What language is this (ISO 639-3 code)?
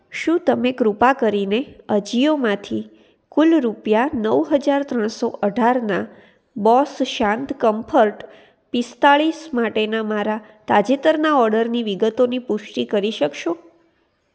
guj